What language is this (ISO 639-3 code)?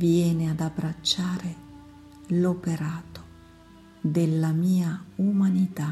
ita